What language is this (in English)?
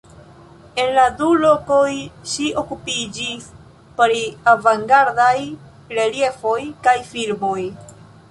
Esperanto